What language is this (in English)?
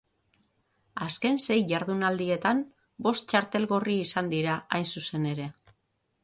Basque